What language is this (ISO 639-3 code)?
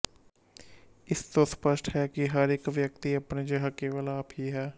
pan